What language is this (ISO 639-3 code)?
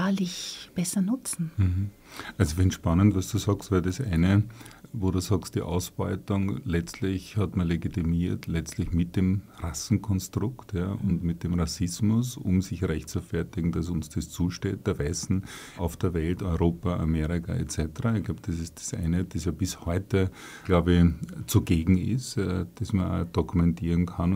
deu